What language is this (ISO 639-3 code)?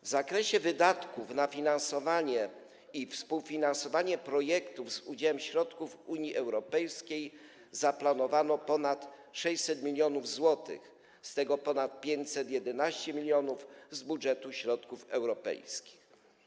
pol